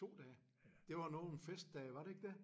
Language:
Danish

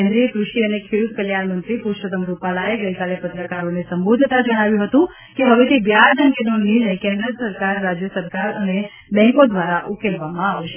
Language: Gujarati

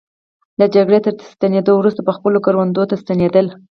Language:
Pashto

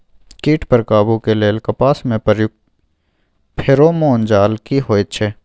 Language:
Maithili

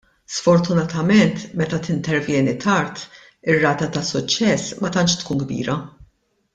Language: Maltese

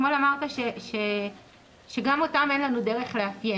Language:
Hebrew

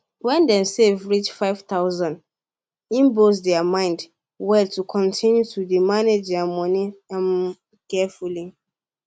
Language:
Nigerian Pidgin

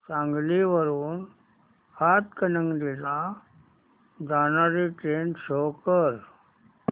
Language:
Marathi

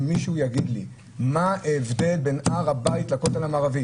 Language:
Hebrew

